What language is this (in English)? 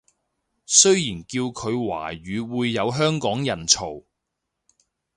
Cantonese